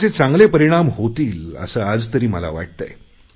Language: Marathi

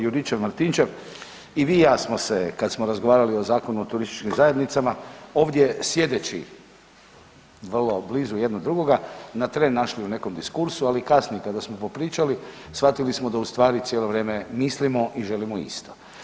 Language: Croatian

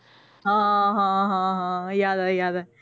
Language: Punjabi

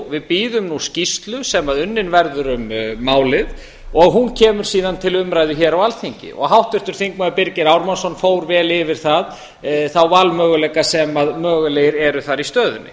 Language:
Icelandic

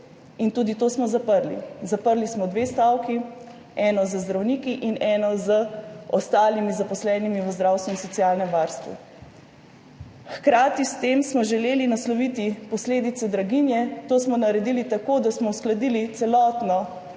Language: Slovenian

